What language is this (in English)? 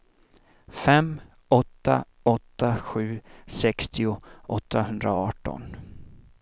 Swedish